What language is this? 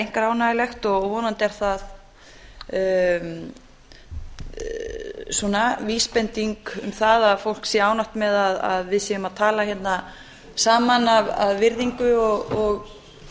Icelandic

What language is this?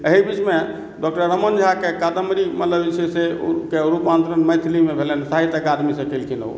Maithili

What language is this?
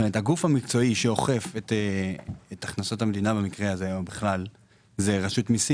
Hebrew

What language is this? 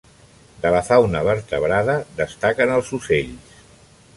Catalan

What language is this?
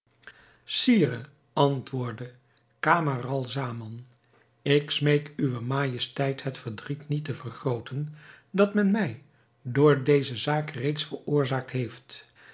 Dutch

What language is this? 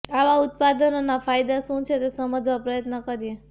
Gujarati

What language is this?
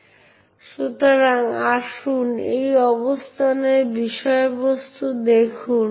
Bangla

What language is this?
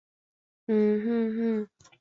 Chinese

